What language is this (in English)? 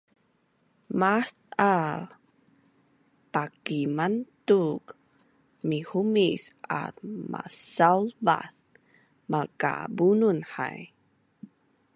Bunun